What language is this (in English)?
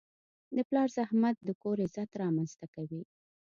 Pashto